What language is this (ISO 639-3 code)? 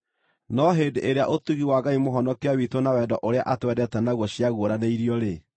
kik